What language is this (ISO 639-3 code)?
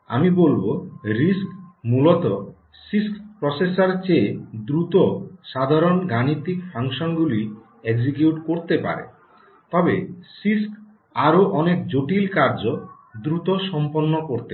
ben